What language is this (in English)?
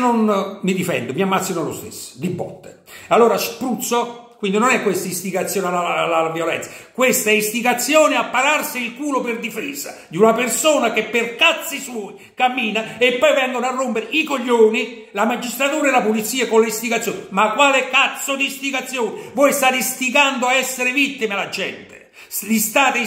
Italian